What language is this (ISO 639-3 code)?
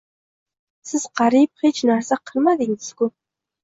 uzb